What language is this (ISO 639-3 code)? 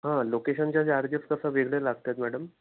mar